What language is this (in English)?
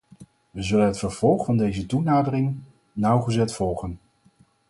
Dutch